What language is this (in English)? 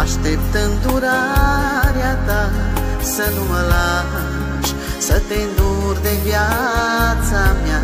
Romanian